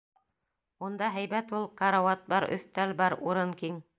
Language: Bashkir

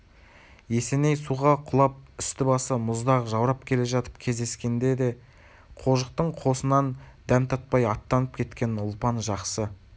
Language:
Kazakh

